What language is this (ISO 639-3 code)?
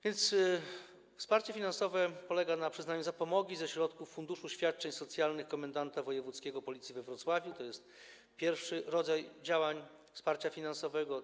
pol